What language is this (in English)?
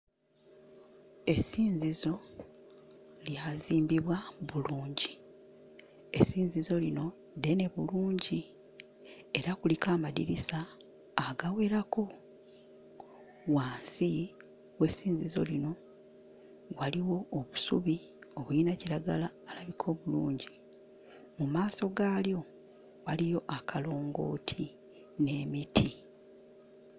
Ganda